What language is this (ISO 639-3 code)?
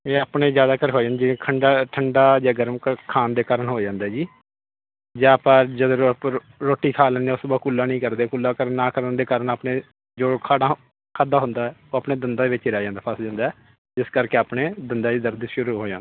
pan